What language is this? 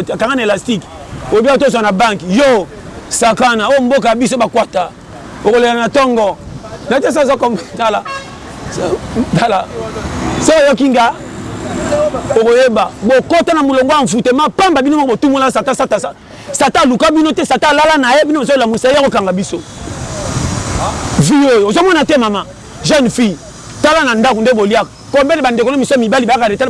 French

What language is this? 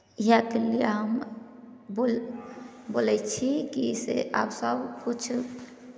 Maithili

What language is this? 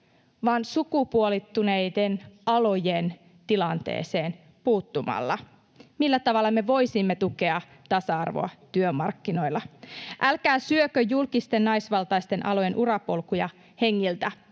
Finnish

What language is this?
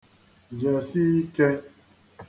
Igbo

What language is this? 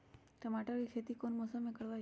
Magahi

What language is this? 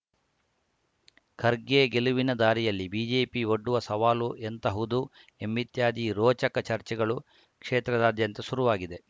Kannada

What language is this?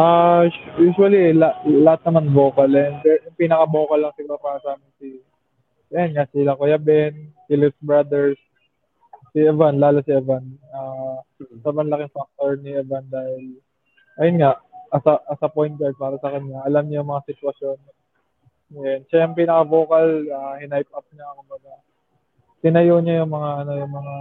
Filipino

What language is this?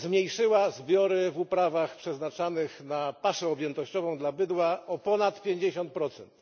Polish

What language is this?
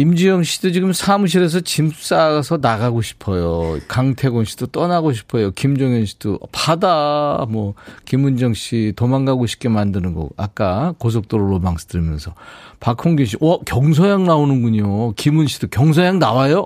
Korean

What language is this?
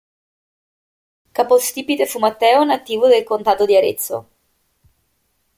Italian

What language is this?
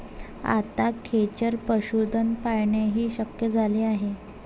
Marathi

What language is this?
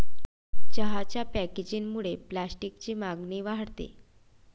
Marathi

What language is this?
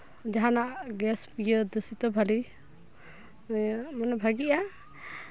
Santali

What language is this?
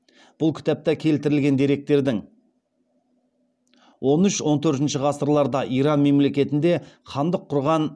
Kazakh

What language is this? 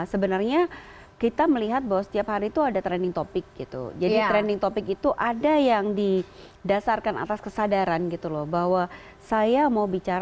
Indonesian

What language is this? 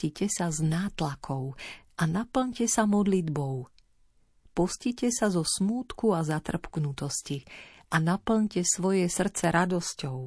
Slovak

